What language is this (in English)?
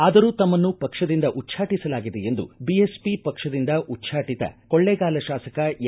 Kannada